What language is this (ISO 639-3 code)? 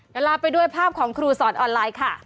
tha